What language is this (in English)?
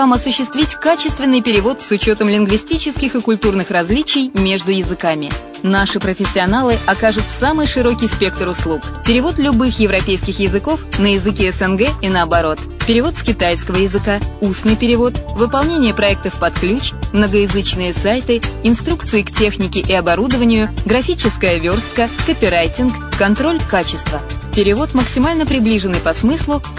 Russian